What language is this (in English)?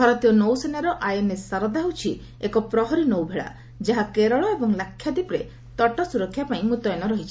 Odia